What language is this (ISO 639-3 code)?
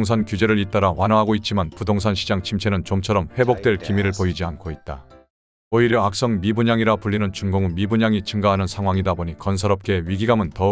kor